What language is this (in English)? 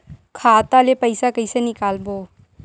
Chhattisgarhi